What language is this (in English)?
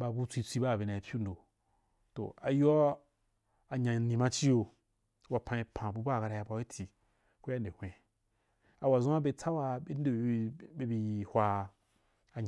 Wapan